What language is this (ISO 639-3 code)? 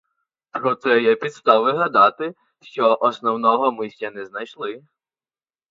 ukr